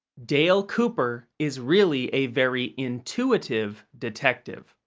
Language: English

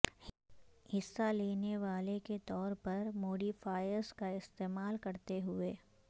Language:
Urdu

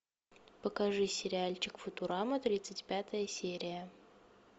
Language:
Russian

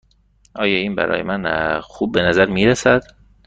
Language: Persian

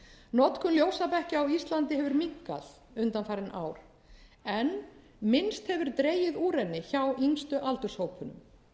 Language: Icelandic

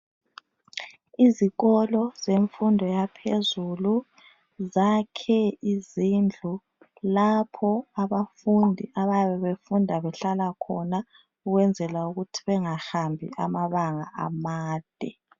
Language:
North Ndebele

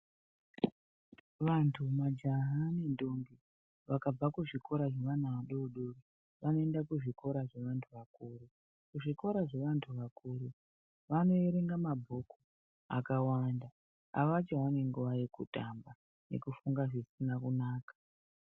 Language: Ndau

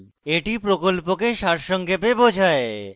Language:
Bangla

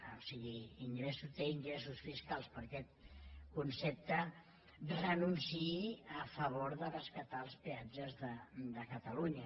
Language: Catalan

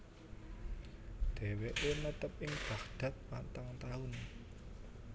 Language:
Javanese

